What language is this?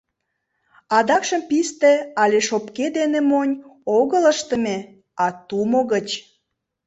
Mari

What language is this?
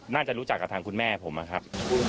Thai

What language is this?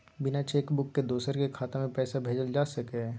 Maithili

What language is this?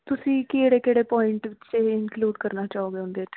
Punjabi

